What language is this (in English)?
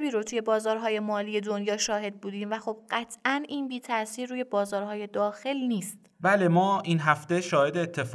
Persian